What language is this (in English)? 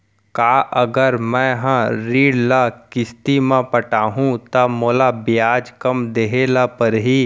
Chhattisgarhi